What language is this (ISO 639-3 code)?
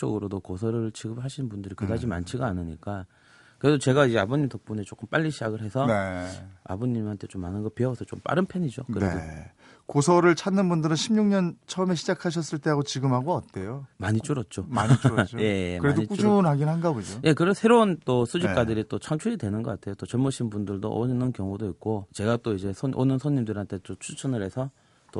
kor